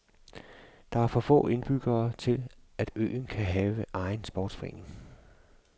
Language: Danish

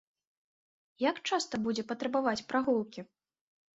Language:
Belarusian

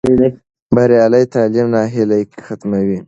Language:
Pashto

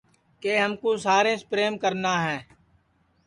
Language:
Sansi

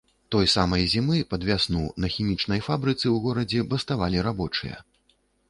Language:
Belarusian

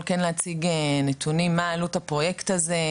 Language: Hebrew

